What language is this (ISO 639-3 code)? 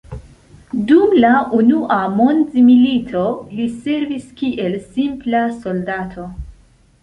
epo